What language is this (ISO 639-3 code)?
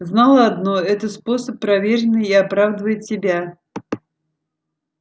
rus